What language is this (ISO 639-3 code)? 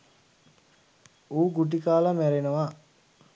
sin